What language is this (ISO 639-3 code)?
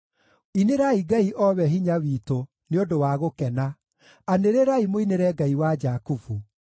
kik